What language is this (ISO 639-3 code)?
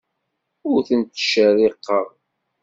kab